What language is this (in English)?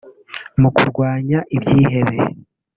Kinyarwanda